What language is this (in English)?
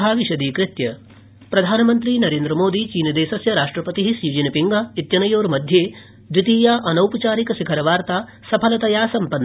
Sanskrit